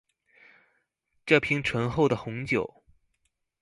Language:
Chinese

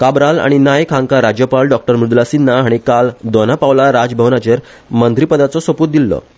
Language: Konkani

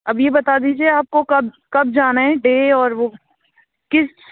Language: Urdu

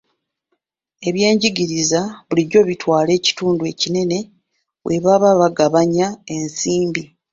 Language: Ganda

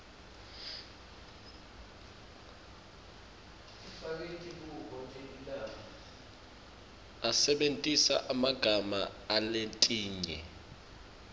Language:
Swati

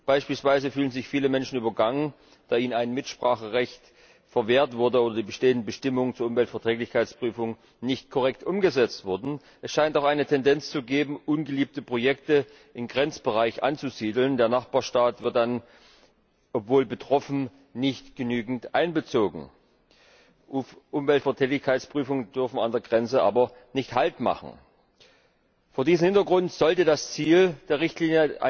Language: German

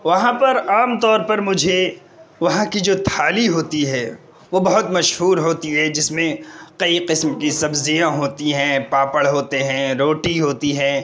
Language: Urdu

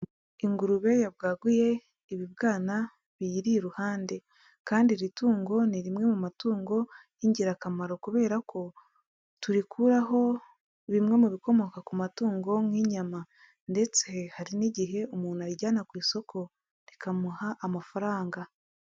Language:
Kinyarwanda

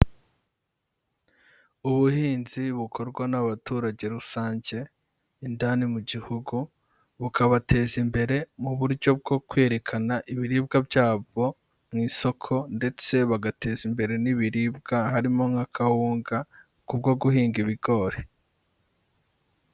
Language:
Kinyarwanda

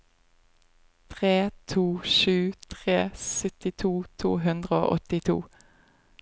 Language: Norwegian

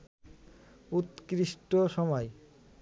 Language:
Bangla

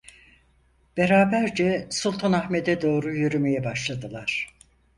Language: Turkish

